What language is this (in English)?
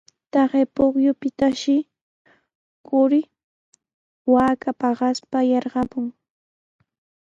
Sihuas Ancash Quechua